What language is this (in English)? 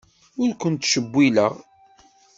Kabyle